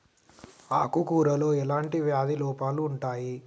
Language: Telugu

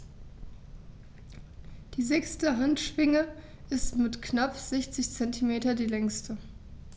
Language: German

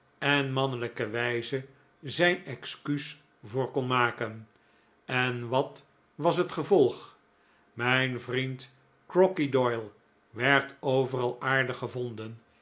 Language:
Dutch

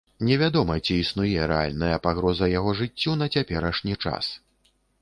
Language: Belarusian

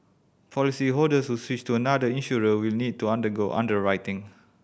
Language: English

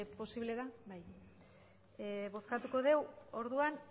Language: Basque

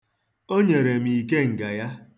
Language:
Igbo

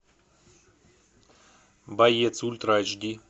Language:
Russian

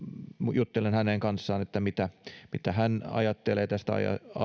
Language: Finnish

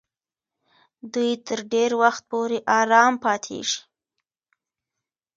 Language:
Pashto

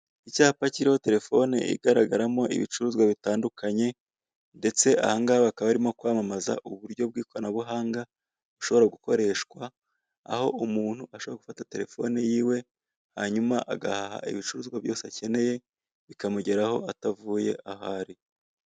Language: Kinyarwanda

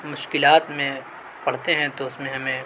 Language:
Urdu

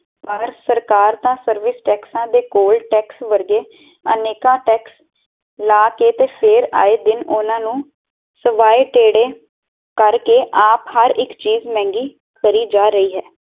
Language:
Punjabi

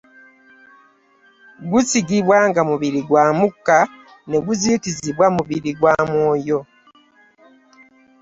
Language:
Ganda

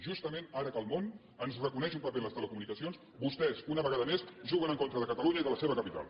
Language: Catalan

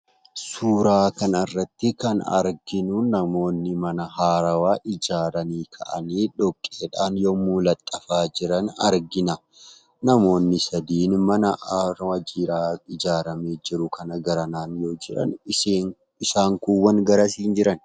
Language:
Oromo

